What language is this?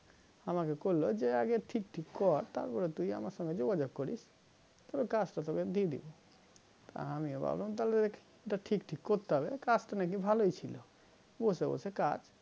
Bangla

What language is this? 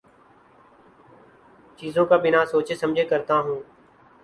Urdu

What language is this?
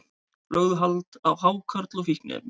Icelandic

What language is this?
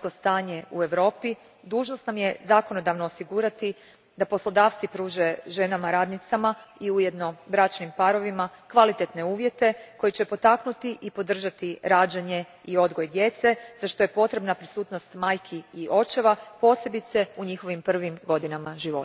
Croatian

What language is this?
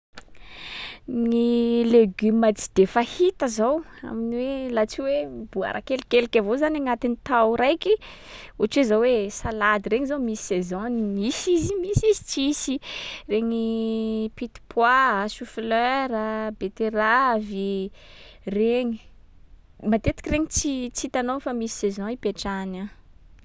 Sakalava Malagasy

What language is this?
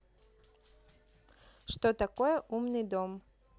Russian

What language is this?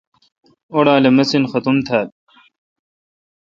Kalkoti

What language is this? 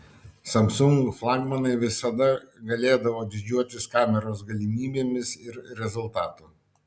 Lithuanian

